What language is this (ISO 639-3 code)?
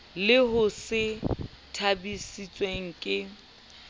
sot